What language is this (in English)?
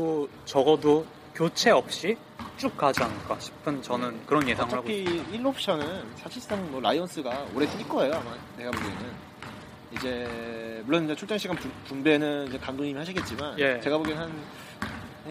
Korean